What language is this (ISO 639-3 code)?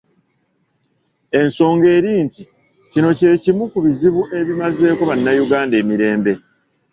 lug